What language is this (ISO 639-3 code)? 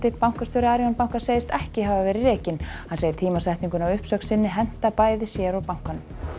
isl